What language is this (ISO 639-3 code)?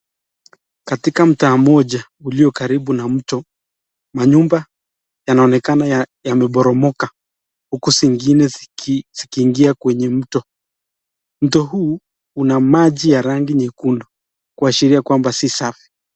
swa